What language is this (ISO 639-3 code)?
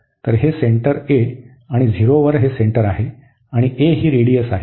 mar